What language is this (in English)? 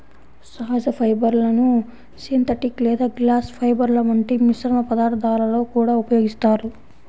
Telugu